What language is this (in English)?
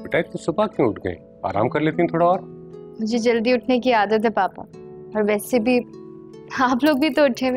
Hindi